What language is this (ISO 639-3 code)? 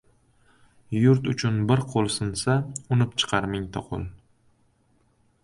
uzb